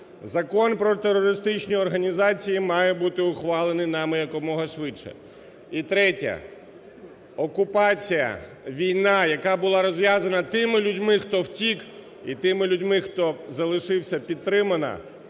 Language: Ukrainian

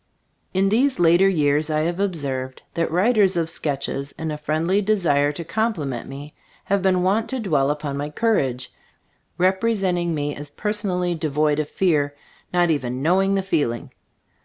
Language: English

